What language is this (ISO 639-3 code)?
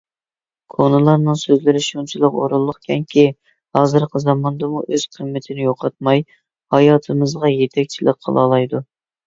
uig